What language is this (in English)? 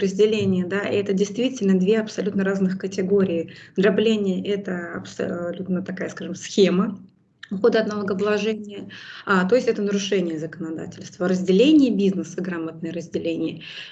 Russian